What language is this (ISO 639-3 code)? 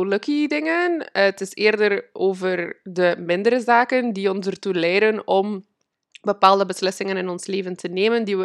nld